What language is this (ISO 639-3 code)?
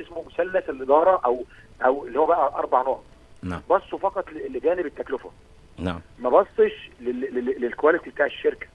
ara